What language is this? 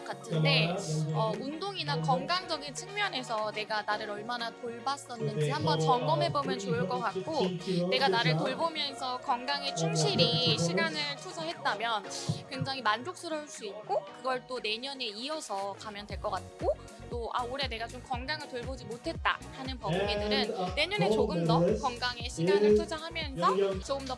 Korean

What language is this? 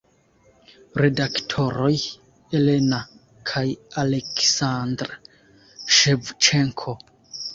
Esperanto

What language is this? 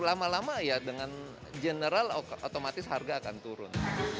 Indonesian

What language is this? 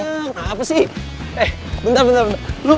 Indonesian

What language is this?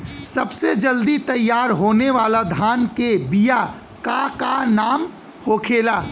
Bhojpuri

